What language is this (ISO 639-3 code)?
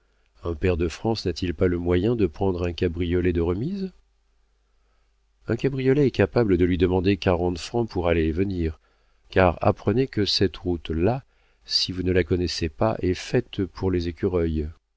fra